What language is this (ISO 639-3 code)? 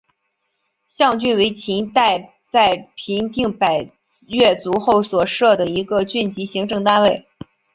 zho